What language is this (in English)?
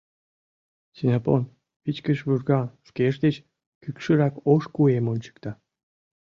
Mari